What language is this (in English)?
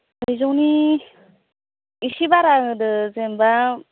Bodo